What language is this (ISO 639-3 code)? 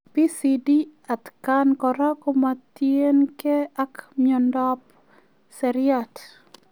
kln